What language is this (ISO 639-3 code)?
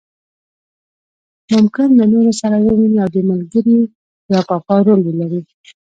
pus